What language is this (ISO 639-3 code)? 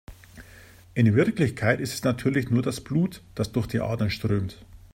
deu